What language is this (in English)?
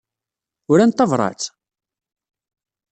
Kabyle